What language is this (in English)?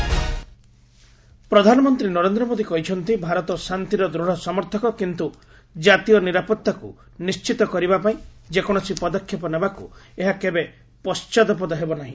Odia